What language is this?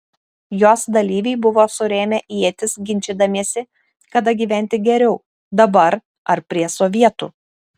Lithuanian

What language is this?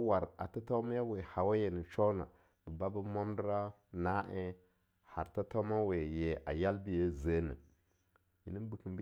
Longuda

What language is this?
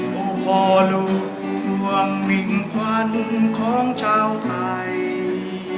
Thai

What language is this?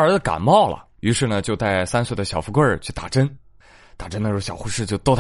Chinese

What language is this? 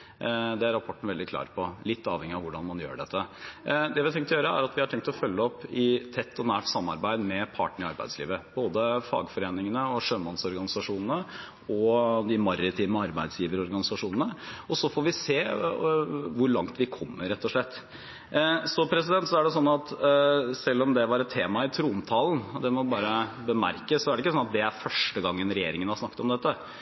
Norwegian Bokmål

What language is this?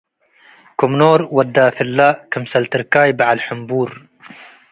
Tigre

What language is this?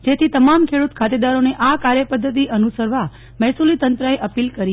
Gujarati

